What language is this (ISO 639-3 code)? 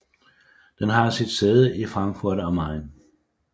dan